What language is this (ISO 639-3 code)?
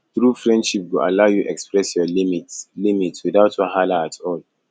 pcm